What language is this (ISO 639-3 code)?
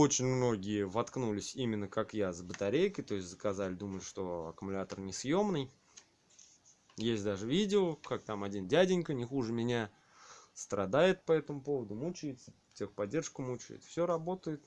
rus